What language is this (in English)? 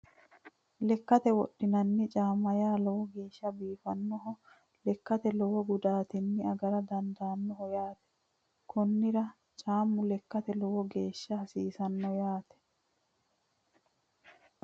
Sidamo